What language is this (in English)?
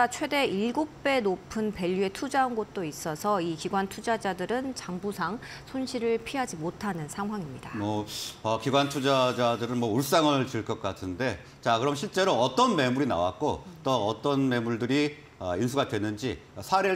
Korean